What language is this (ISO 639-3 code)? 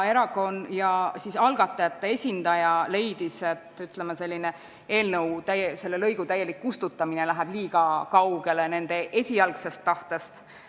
est